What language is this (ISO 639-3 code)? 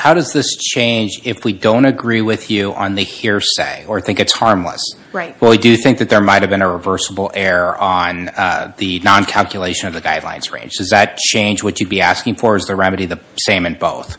eng